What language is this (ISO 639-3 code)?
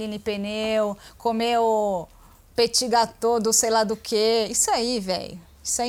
por